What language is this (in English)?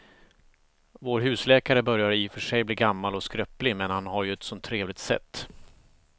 Swedish